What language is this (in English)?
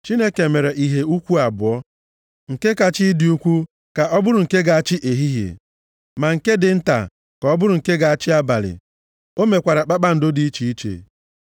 Igbo